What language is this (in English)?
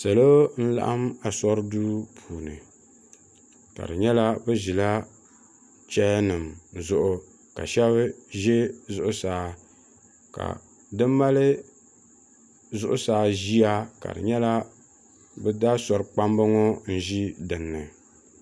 Dagbani